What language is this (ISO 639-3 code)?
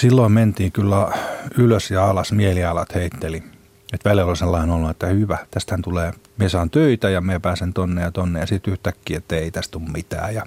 fin